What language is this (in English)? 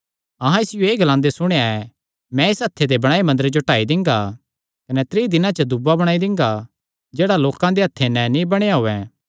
Kangri